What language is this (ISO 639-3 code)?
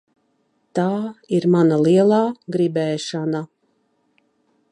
lav